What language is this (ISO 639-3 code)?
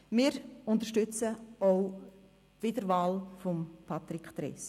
gsw